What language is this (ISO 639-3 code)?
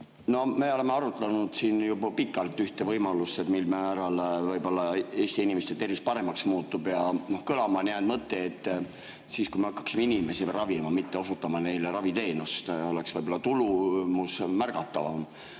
est